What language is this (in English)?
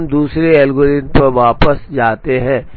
Hindi